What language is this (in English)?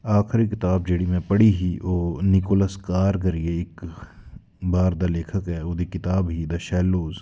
Dogri